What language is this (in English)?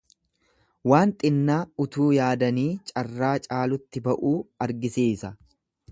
Oromo